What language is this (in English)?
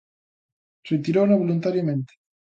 Galician